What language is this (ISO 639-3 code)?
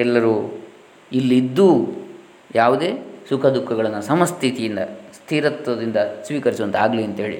kan